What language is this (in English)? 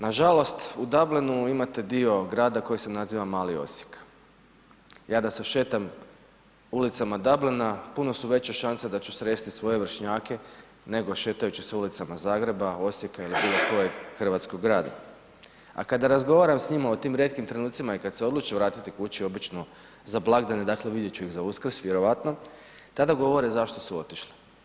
Croatian